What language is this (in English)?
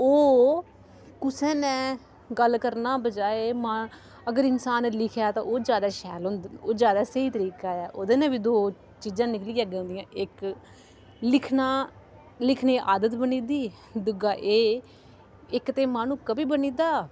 Dogri